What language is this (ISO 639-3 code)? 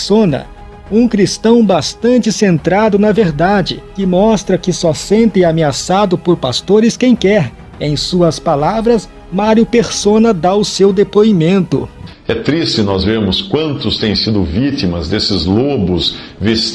por